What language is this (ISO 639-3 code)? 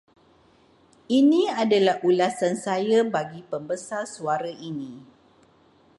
msa